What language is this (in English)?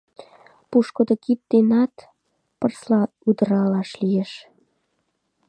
Mari